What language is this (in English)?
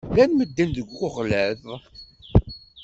Kabyle